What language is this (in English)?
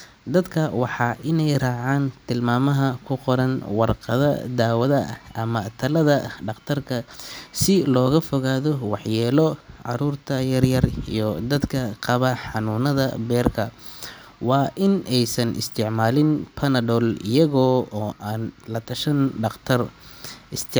Somali